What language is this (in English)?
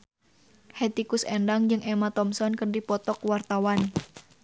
Sundanese